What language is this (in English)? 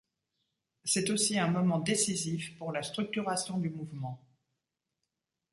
French